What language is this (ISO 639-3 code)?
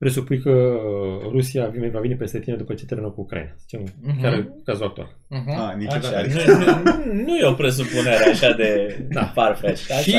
ron